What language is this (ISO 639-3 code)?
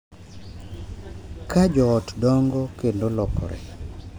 luo